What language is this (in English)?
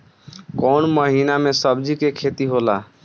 Bhojpuri